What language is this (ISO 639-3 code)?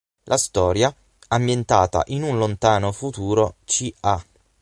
ita